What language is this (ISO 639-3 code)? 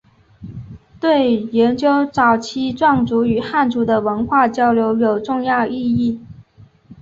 zho